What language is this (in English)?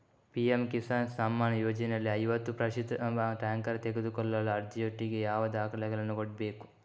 Kannada